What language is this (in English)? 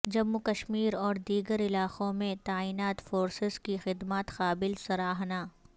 Urdu